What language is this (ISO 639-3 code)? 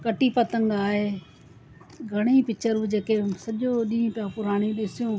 snd